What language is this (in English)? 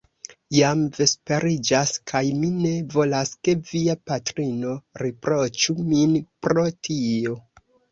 Esperanto